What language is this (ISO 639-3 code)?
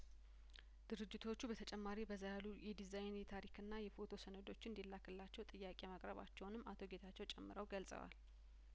amh